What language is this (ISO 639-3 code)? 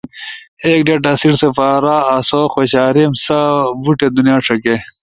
ush